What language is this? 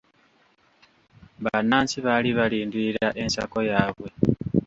Ganda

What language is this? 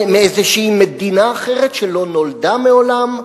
Hebrew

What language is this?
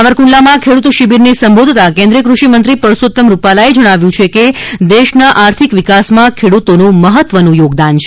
Gujarati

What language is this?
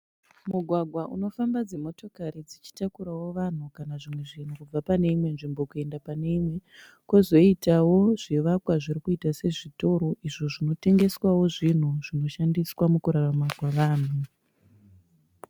Shona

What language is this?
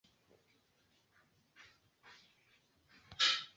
Swahili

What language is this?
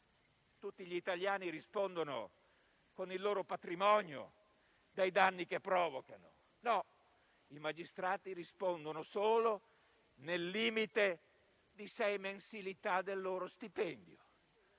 Italian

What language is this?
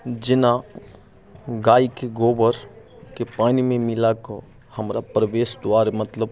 Maithili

